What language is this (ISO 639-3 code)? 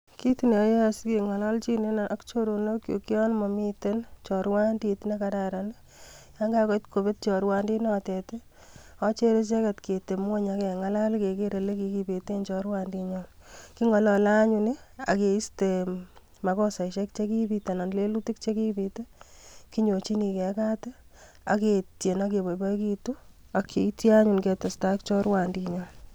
kln